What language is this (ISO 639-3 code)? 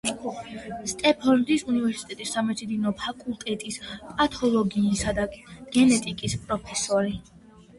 kat